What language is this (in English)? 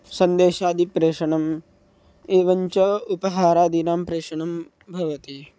Sanskrit